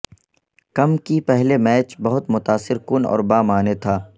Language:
Urdu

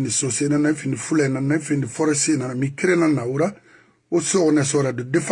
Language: French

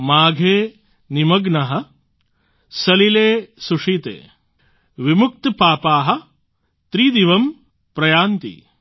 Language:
Gujarati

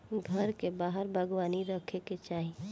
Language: Bhojpuri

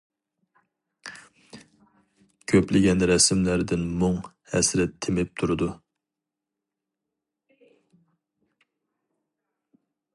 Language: Uyghur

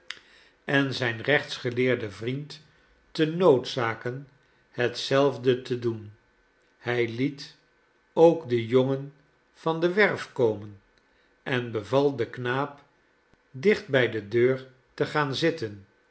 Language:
Dutch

